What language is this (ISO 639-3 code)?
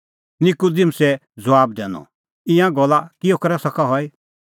kfx